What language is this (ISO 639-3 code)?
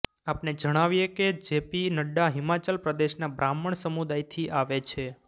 guj